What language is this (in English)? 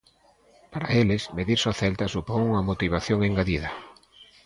Galician